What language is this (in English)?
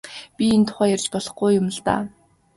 Mongolian